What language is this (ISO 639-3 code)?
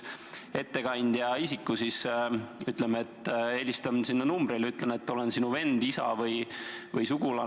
est